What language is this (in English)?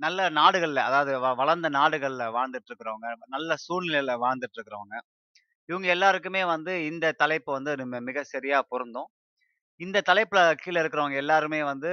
Tamil